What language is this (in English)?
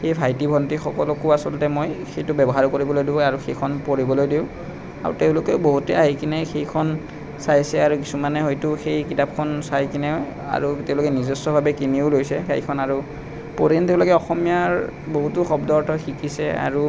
Assamese